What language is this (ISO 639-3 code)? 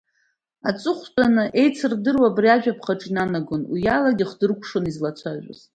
abk